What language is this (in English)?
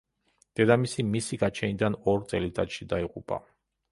Georgian